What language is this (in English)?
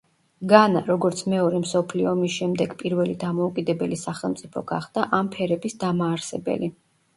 Georgian